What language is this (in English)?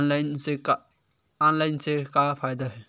Chhattisgarhi